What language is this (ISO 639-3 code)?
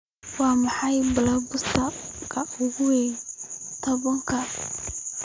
som